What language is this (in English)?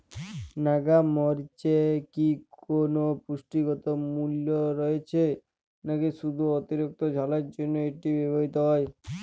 Bangla